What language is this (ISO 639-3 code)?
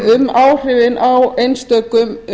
isl